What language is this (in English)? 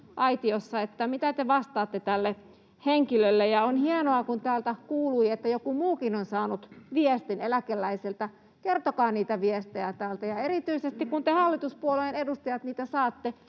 Finnish